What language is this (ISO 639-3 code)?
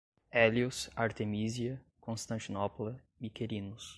por